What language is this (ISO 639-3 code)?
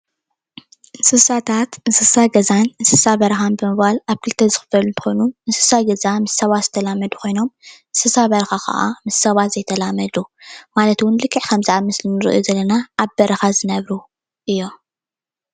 tir